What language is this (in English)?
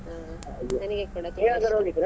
Kannada